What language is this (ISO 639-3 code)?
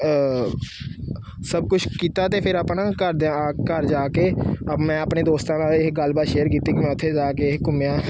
pan